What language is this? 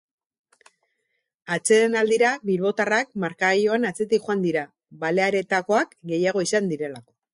Basque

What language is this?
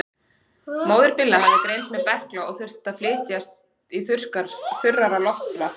Icelandic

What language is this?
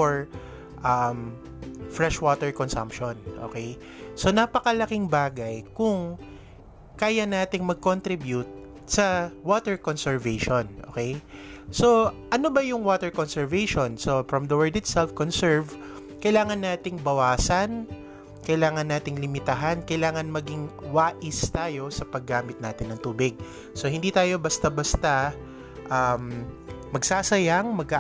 Filipino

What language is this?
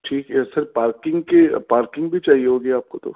Urdu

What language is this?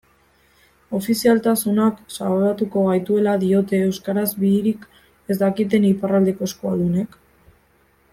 Basque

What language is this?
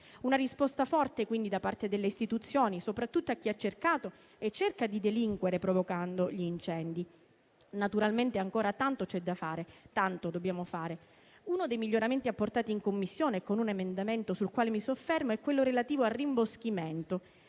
Italian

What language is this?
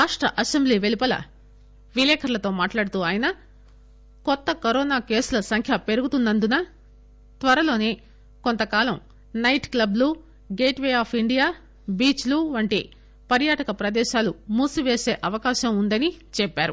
Telugu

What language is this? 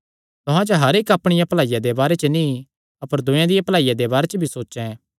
Kangri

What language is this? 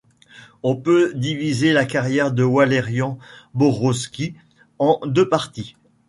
French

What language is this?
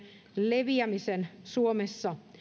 Finnish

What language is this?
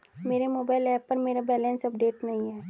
Hindi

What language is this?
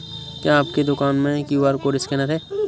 Hindi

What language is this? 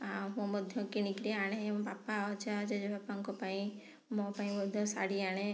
Odia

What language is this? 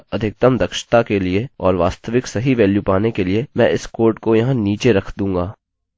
Hindi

